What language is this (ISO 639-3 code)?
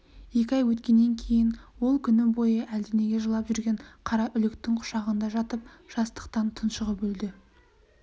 kaz